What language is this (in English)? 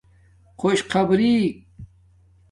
Domaaki